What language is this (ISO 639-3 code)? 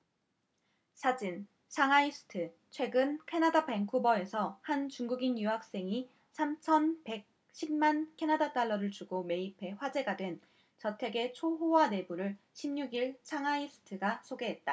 kor